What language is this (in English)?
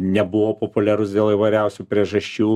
Lithuanian